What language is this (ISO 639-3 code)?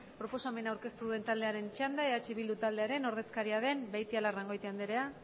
eus